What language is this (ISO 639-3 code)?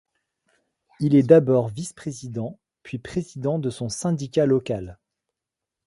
fra